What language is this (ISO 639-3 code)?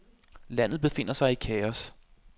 dan